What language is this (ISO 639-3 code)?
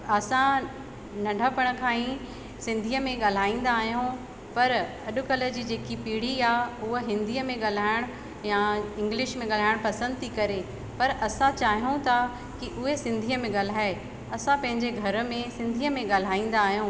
snd